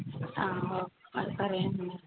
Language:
Telugu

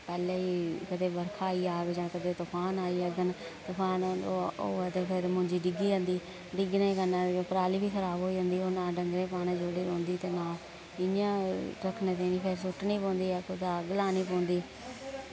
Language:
Dogri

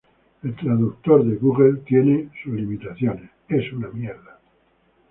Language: Spanish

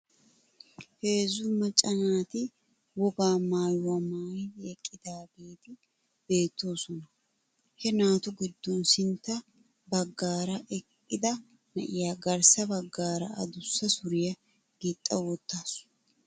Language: Wolaytta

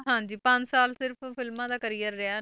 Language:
Punjabi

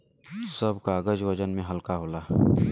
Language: Bhojpuri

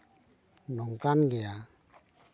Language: Santali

